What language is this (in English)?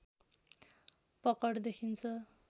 Nepali